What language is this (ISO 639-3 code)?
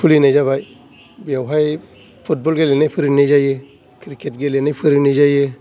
brx